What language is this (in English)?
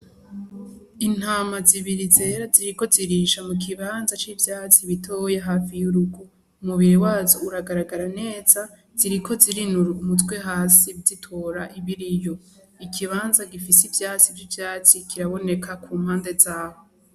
Rundi